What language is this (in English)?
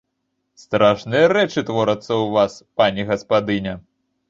Belarusian